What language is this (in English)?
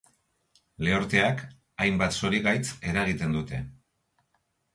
Basque